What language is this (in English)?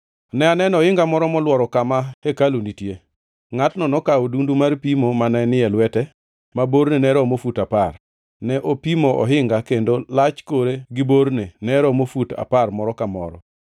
Luo (Kenya and Tanzania)